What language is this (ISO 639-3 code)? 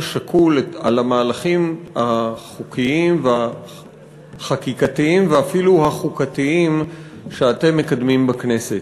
heb